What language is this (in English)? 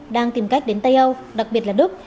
Vietnamese